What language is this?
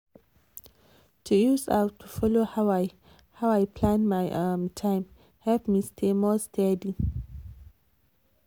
Nigerian Pidgin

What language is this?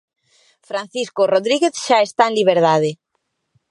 Galician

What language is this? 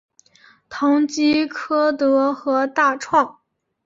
Chinese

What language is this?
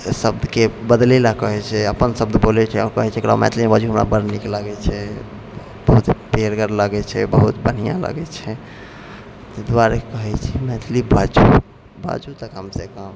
Maithili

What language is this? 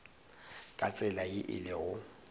Northern Sotho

